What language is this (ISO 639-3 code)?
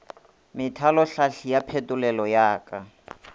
nso